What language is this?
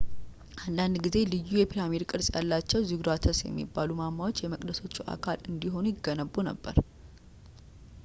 Amharic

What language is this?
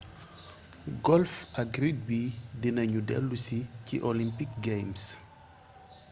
Wolof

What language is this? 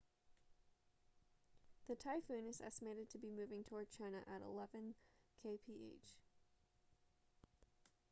English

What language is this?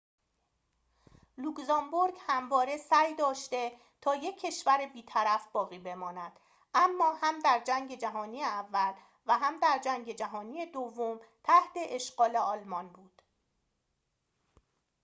Persian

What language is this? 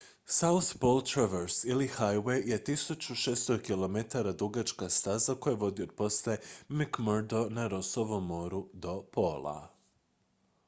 Croatian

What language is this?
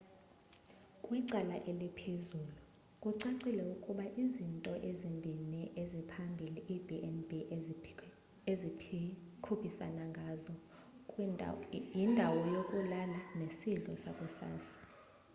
Xhosa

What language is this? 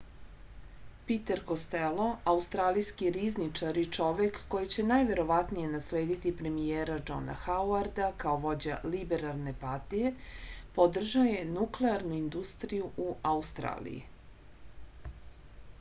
Serbian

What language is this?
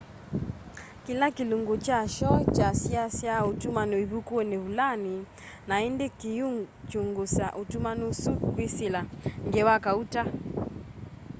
Kamba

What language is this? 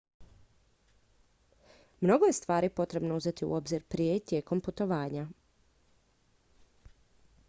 Croatian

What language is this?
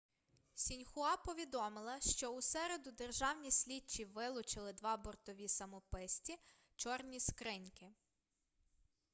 Ukrainian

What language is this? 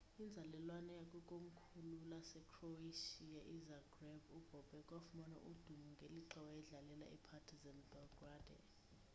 Xhosa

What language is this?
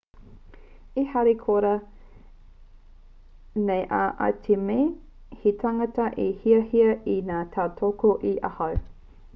Māori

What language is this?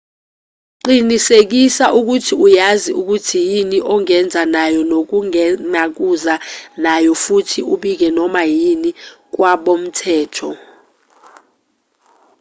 Zulu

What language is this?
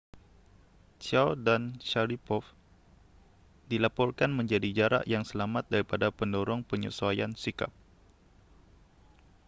Malay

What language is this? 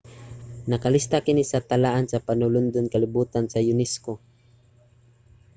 Cebuano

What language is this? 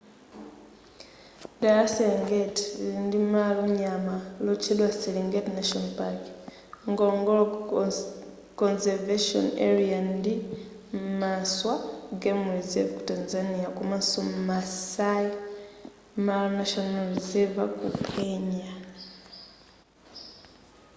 Nyanja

